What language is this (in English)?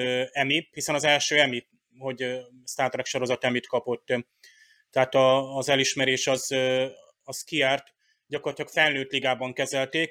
Hungarian